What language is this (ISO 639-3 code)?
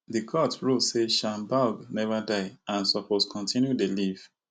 pcm